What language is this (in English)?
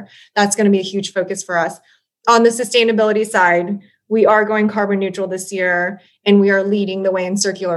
English